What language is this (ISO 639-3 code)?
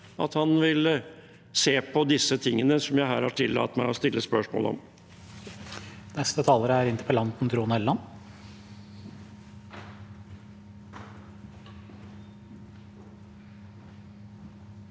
nor